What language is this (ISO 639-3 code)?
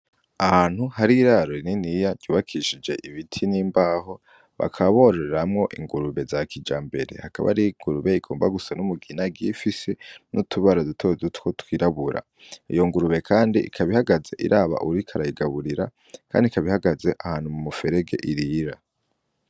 run